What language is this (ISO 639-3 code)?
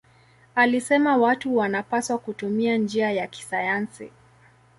swa